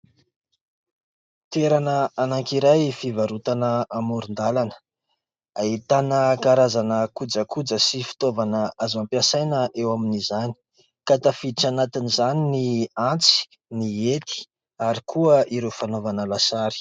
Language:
Malagasy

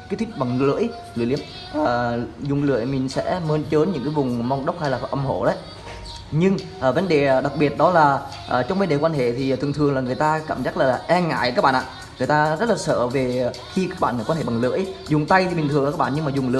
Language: Vietnamese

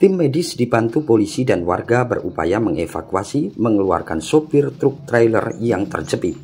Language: Indonesian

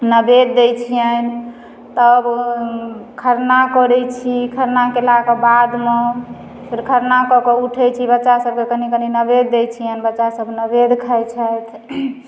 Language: Maithili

